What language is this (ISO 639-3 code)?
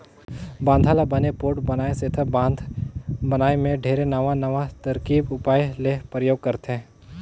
hne